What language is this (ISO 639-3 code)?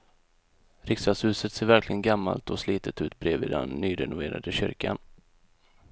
swe